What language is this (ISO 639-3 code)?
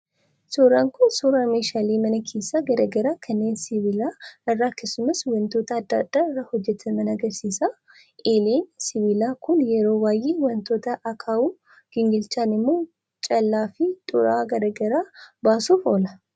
orm